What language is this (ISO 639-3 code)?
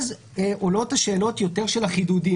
heb